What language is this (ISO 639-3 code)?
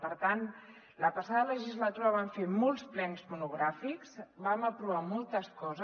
cat